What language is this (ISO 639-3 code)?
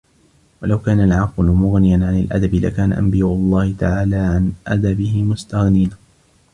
ara